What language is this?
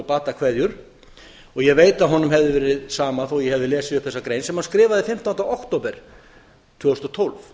Icelandic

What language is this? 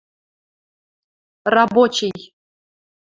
Western Mari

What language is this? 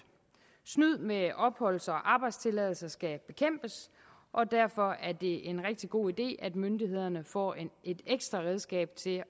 Danish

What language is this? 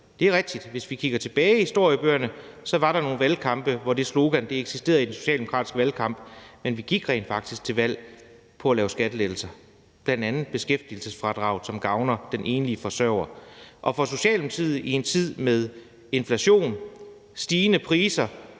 Danish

